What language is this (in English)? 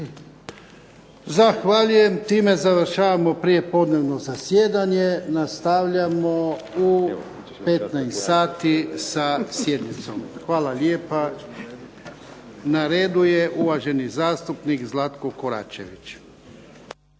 Croatian